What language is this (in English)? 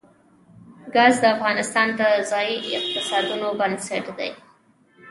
Pashto